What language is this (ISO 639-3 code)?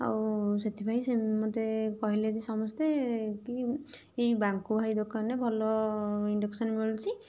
ori